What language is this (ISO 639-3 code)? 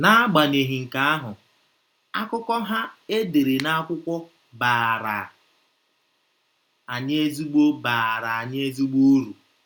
ibo